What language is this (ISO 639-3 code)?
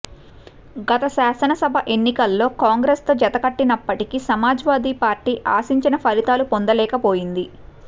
tel